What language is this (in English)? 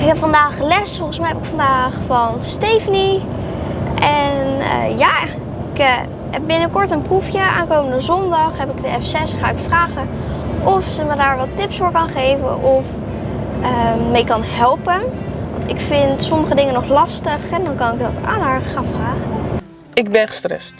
Dutch